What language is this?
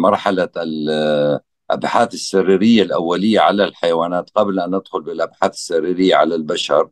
Arabic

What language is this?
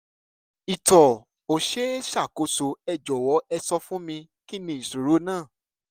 Yoruba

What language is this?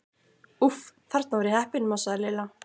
Icelandic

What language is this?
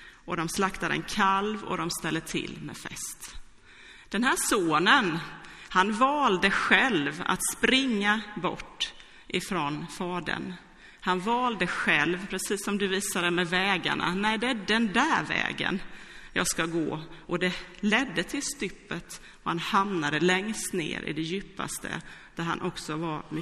Swedish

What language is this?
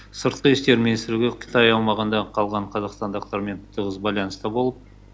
Kazakh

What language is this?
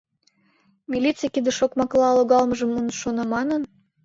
Mari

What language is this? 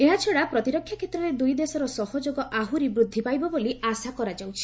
Odia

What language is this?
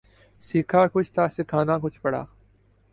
Urdu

